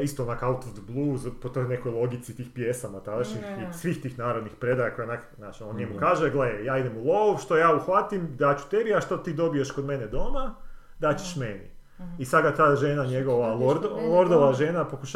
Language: Croatian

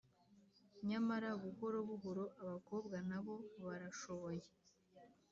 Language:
Kinyarwanda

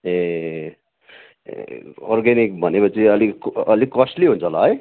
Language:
Nepali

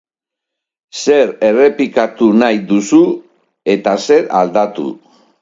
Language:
Basque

